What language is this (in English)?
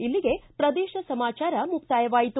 Kannada